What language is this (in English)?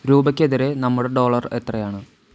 Malayalam